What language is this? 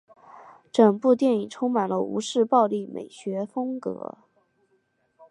Chinese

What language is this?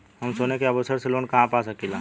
Bhojpuri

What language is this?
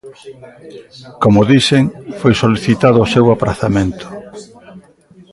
Galician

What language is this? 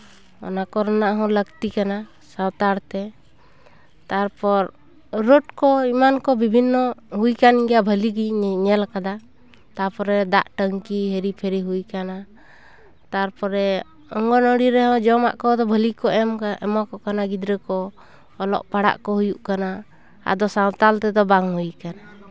Santali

